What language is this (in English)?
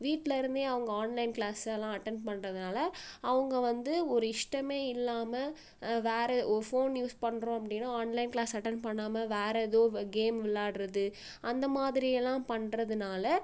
Tamil